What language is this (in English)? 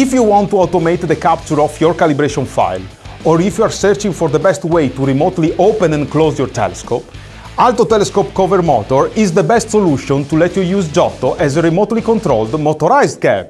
Italian